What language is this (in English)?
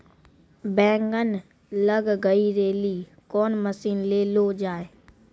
Maithili